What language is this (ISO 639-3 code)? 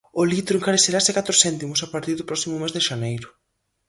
glg